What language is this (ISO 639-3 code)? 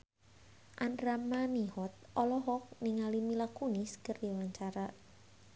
sun